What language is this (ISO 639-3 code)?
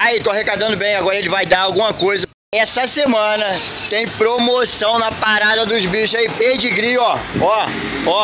por